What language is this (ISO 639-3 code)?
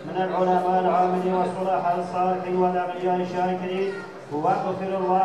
tur